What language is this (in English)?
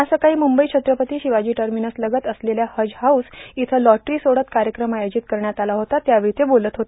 Marathi